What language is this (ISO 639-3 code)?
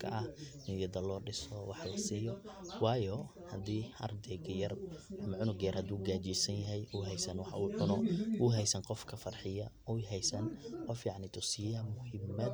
som